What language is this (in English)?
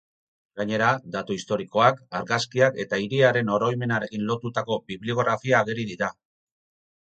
Basque